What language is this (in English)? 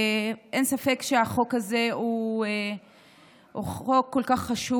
Hebrew